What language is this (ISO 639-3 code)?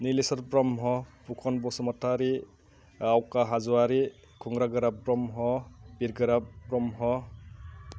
brx